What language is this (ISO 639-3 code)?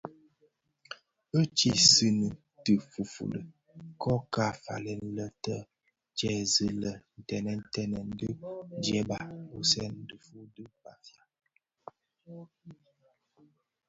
ksf